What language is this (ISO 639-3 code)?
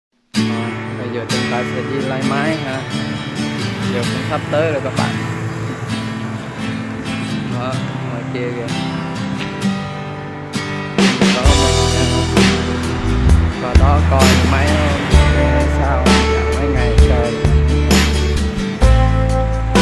vie